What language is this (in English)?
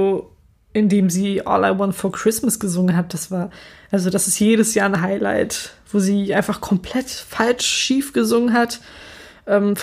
German